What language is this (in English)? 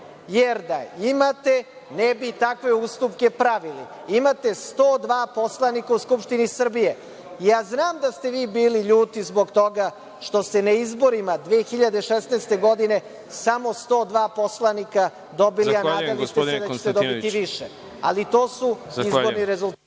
Serbian